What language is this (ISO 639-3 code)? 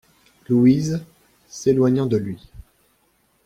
fra